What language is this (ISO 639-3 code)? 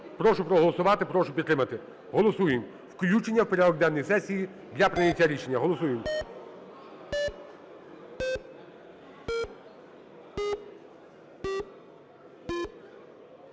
ukr